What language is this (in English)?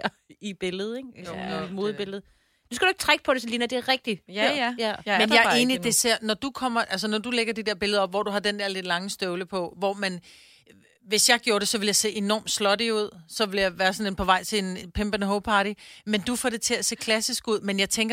Danish